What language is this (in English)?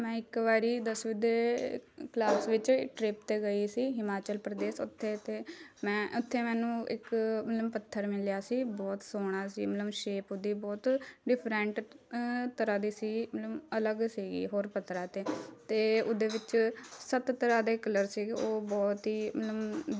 Punjabi